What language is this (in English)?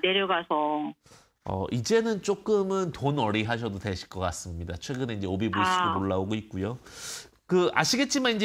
Korean